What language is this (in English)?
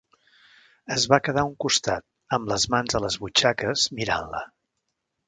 Catalan